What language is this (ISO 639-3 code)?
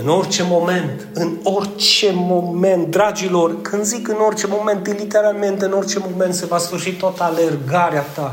ron